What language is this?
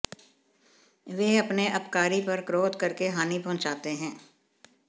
Hindi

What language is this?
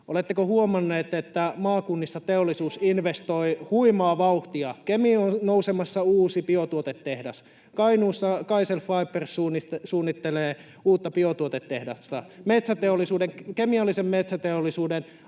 Finnish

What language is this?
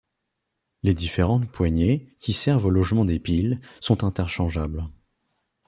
French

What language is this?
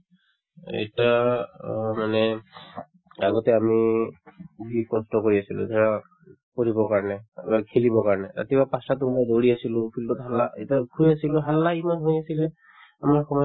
Assamese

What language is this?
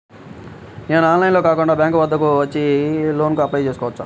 Telugu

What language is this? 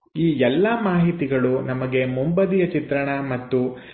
Kannada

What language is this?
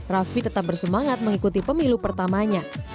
Indonesian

